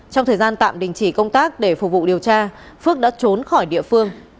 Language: Vietnamese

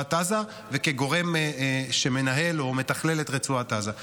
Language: Hebrew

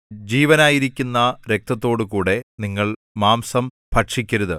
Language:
Malayalam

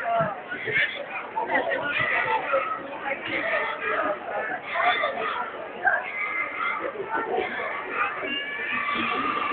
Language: Dutch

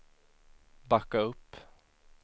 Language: Swedish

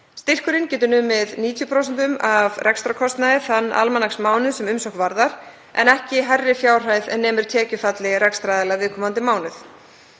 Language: Icelandic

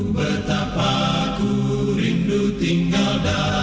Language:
Indonesian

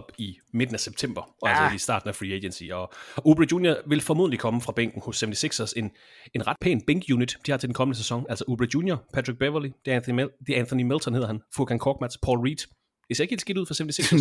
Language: Danish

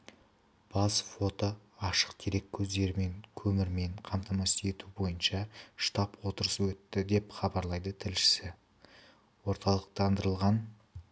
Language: Kazakh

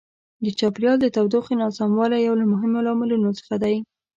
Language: Pashto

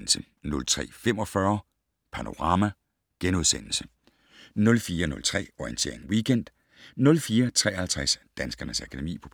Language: Danish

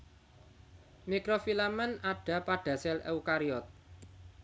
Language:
Javanese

